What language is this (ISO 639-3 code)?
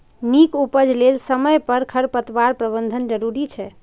mai